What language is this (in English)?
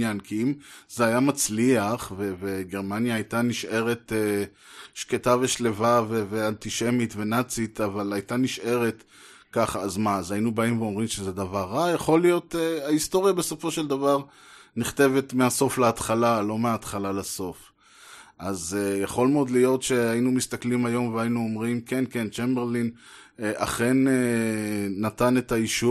Hebrew